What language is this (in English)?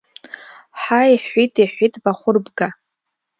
Abkhazian